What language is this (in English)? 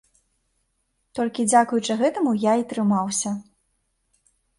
Belarusian